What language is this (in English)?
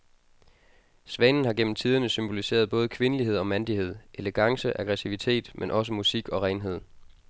Danish